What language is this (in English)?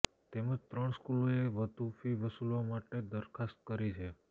Gujarati